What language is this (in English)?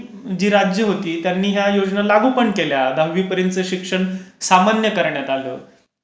Marathi